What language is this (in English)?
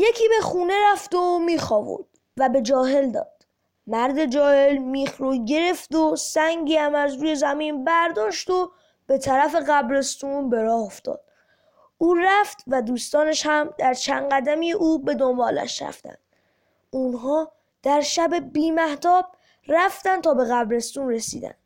Persian